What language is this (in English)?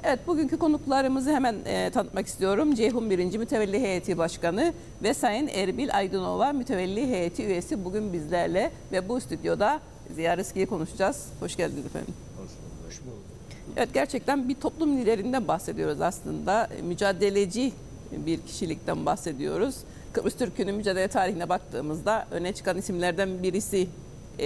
Turkish